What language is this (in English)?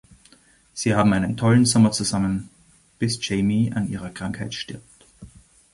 German